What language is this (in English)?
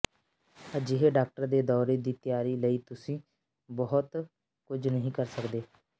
Punjabi